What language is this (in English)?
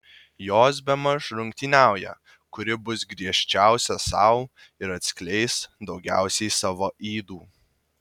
Lithuanian